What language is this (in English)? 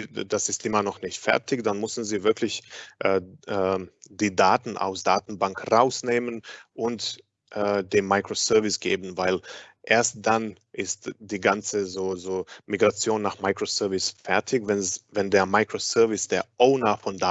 German